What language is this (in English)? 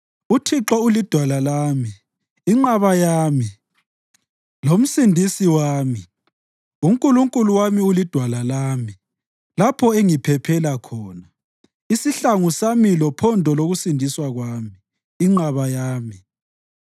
North Ndebele